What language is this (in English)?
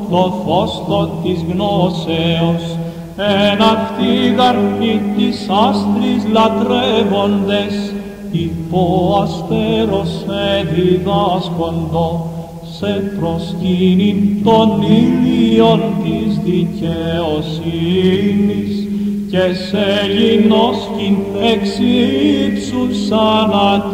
Greek